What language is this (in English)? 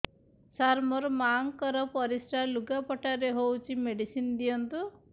Odia